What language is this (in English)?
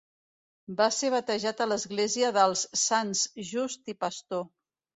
Catalan